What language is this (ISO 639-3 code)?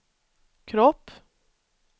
swe